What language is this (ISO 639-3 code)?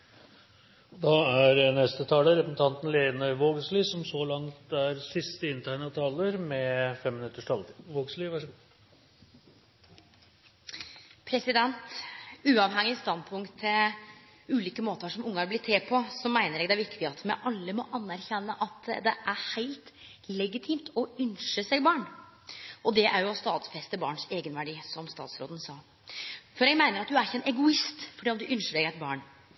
nno